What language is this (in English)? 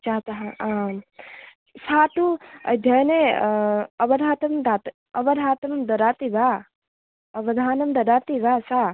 Sanskrit